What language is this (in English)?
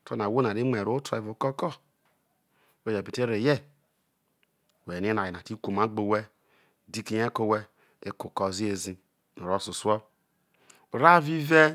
Isoko